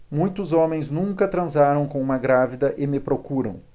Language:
Portuguese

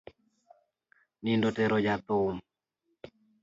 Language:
Luo (Kenya and Tanzania)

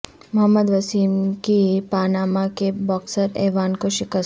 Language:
Urdu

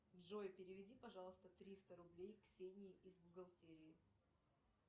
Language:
Russian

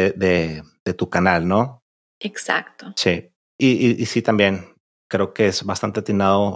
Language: Spanish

